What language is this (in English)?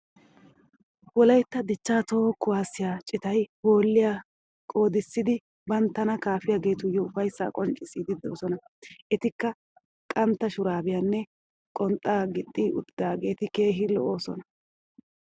Wolaytta